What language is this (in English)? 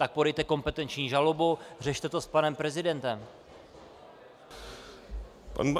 Czech